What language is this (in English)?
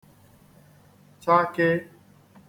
Igbo